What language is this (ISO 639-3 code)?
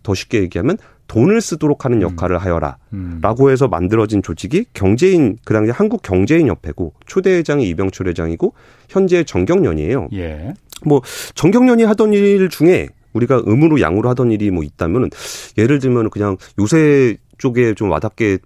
kor